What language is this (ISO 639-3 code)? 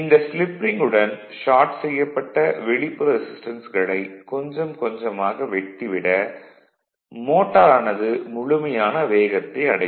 tam